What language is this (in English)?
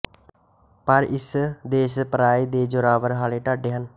Punjabi